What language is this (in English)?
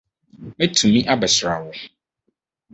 Akan